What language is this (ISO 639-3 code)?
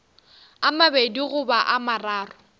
nso